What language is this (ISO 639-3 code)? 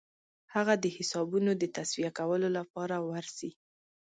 pus